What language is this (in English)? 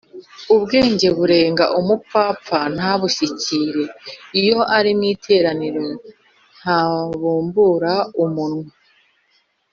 Kinyarwanda